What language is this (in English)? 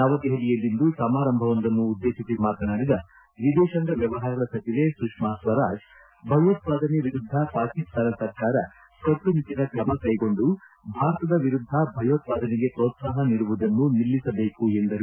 Kannada